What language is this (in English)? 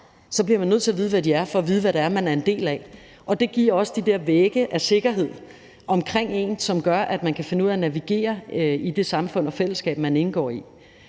Danish